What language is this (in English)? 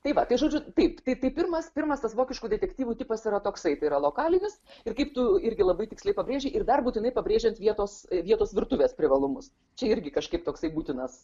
Lithuanian